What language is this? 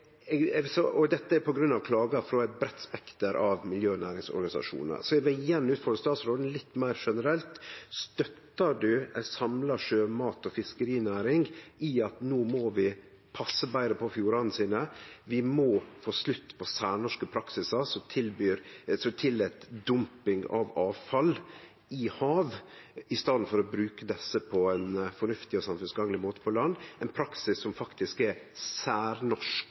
Norwegian Nynorsk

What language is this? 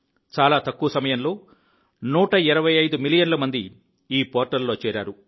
Telugu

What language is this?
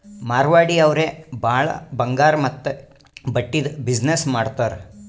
Kannada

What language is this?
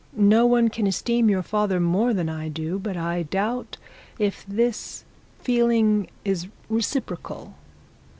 English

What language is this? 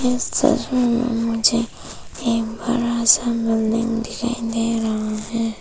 Hindi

